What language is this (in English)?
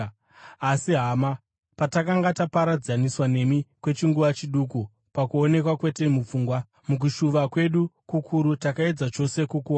Shona